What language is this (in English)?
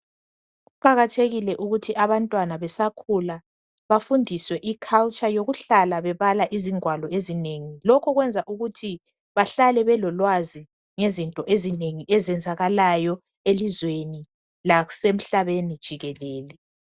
North Ndebele